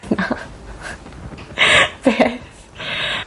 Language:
Welsh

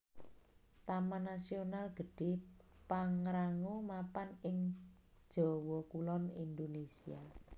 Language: Javanese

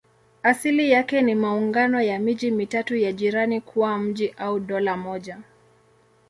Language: Swahili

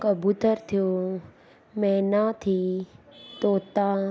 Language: Sindhi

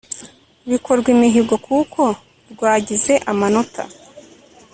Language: Kinyarwanda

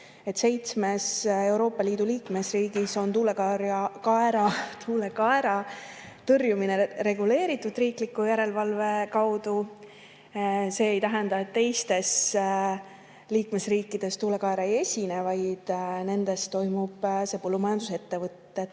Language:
Estonian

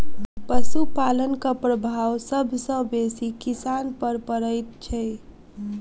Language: Maithili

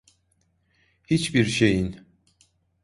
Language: Turkish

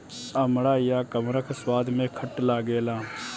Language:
Bhojpuri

